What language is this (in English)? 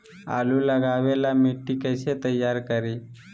Magahi